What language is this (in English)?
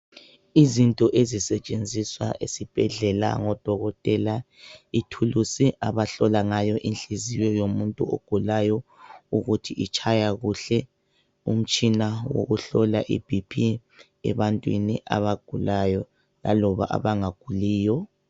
North Ndebele